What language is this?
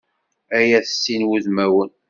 Kabyle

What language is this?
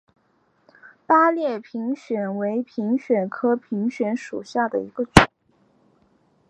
Chinese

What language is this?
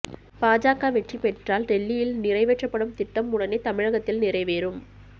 Tamil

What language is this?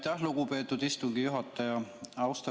Estonian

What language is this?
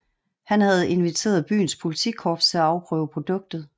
Danish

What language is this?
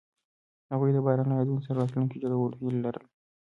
Pashto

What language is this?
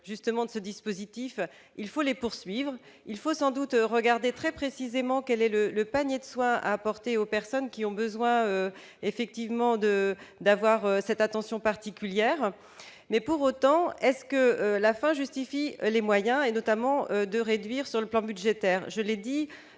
French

